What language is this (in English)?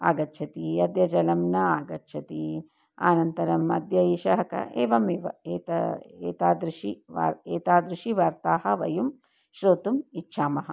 Sanskrit